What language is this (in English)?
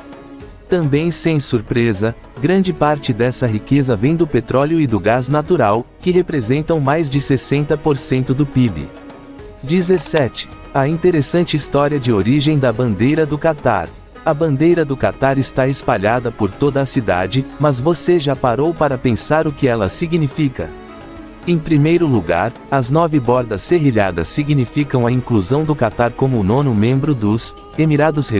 Portuguese